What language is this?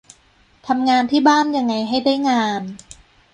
Thai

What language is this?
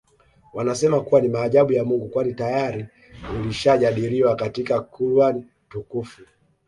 Swahili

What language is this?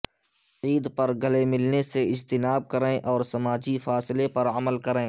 Urdu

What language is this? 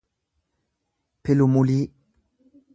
Oromo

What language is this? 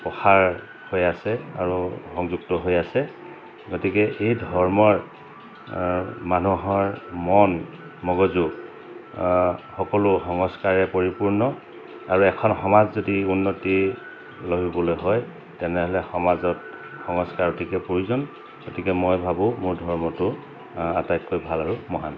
Assamese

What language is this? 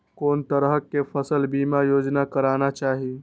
Maithili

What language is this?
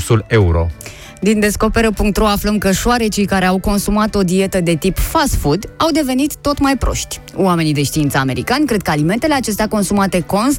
Romanian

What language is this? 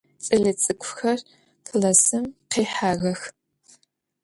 Adyghe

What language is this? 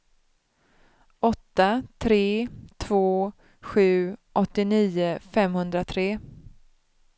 Swedish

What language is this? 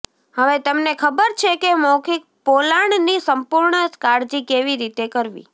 Gujarati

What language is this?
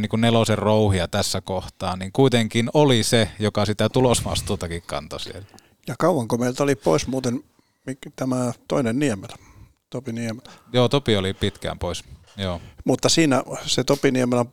Finnish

